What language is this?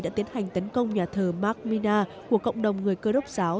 Vietnamese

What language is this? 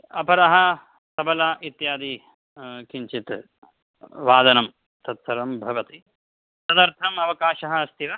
Sanskrit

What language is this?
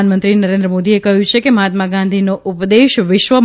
Gujarati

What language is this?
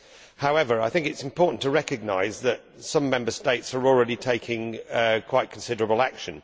English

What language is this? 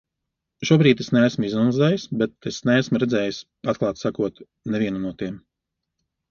Latvian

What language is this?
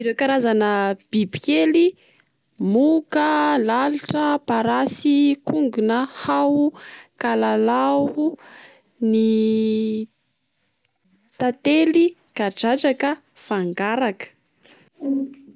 Malagasy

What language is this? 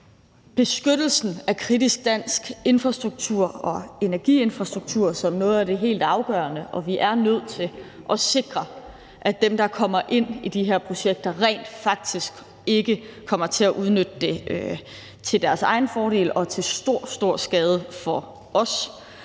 Danish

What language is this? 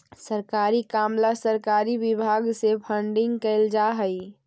Magahi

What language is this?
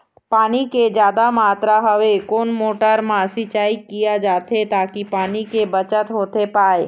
Chhattisgarhi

